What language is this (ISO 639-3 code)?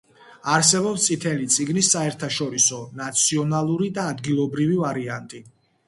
kat